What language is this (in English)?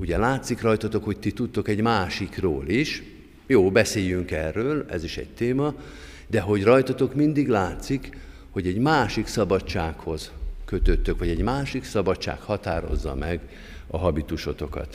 Hungarian